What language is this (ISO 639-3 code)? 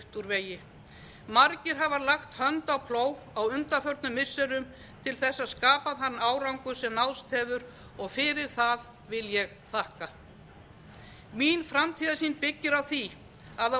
isl